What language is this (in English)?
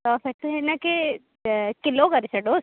Sindhi